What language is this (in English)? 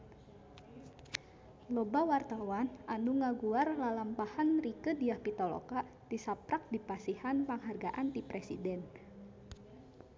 Sundanese